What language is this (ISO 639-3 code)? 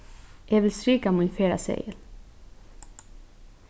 fao